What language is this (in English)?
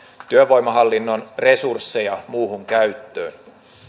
Finnish